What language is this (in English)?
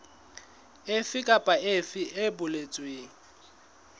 Southern Sotho